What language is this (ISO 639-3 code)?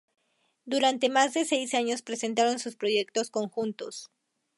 spa